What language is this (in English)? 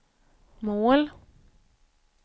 Swedish